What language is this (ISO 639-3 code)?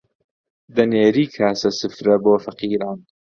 ckb